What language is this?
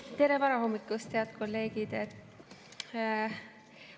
Estonian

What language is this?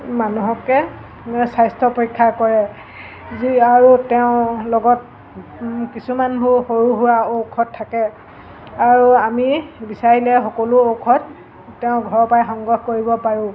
Assamese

